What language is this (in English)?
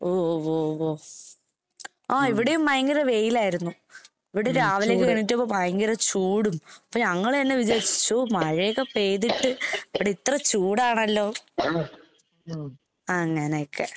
Malayalam